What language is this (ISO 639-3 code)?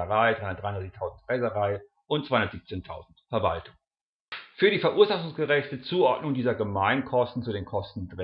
deu